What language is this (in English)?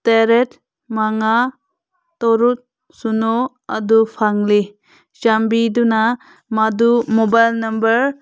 Manipuri